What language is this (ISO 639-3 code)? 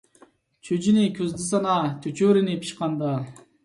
uig